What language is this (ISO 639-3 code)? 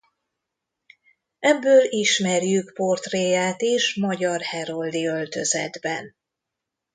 hun